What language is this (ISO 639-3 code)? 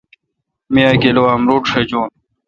xka